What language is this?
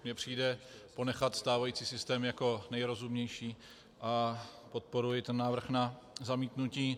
Czech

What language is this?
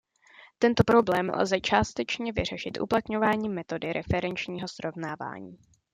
Czech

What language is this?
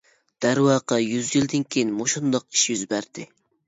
Uyghur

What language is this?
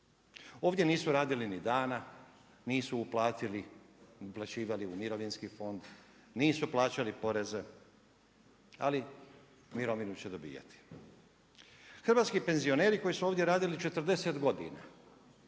Croatian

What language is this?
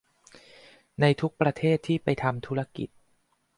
Thai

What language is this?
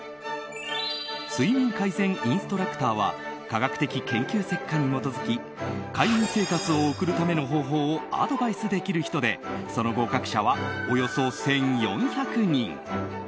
Japanese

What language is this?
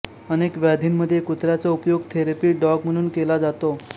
Marathi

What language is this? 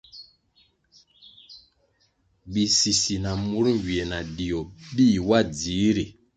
Kwasio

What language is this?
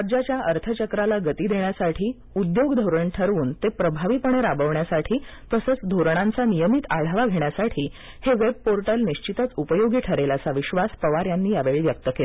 Marathi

